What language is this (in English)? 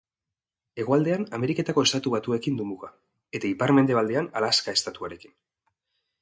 Basque